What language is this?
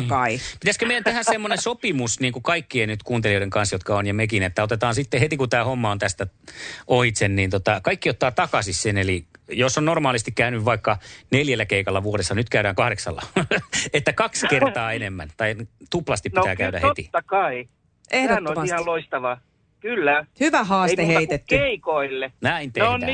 Finnish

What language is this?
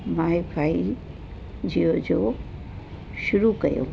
Sindhi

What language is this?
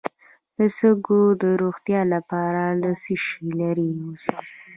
Pashto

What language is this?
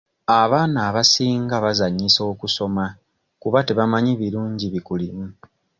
Ganda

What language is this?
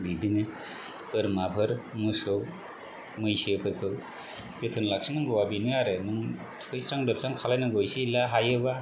Bodo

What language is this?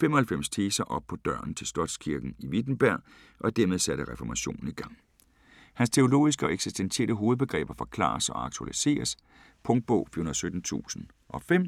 Danish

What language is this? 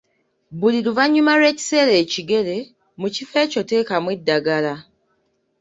Ganda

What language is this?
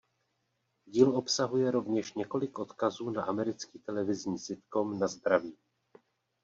Czech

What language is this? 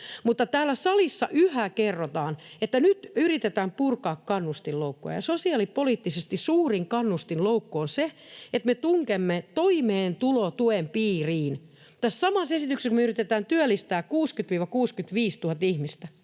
Finnish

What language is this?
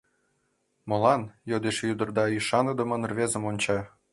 Mari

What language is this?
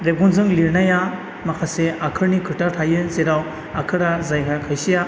Bodo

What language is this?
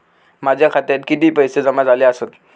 Marathi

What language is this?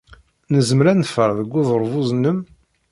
Kabyle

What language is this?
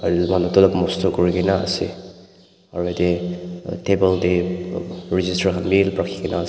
Naga Pidgin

